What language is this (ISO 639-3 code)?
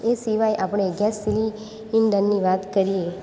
guj